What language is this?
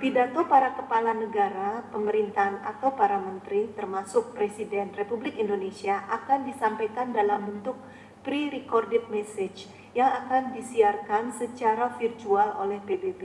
Indonesian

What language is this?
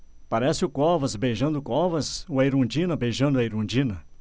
Portuguese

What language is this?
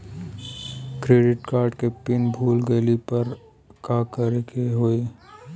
Bhojpuri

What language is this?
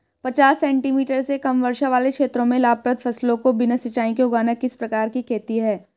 Hindi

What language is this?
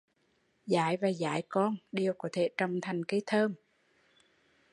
Vietnamese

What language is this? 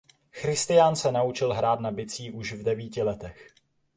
Czech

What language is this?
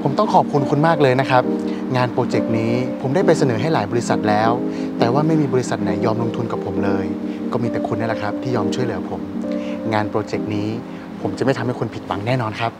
Thai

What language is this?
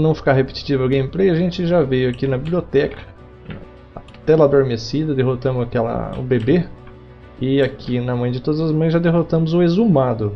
Portuguese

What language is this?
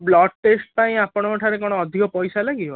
Odia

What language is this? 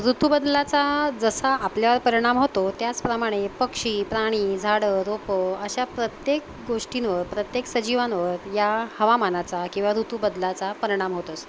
Marathi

